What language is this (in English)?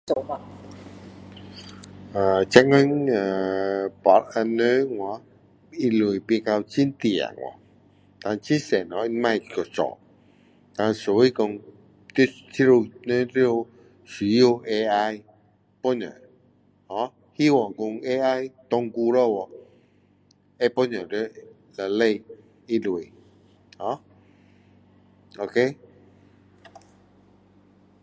Min Dong Chinese